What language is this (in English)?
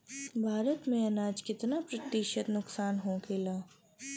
Bhojpuri